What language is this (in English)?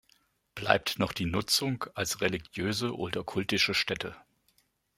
German